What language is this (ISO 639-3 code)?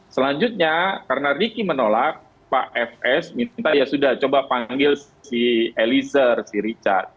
ind